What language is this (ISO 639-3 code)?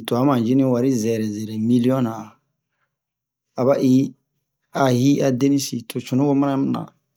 bmq